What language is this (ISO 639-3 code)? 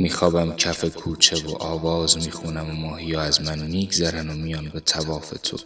fas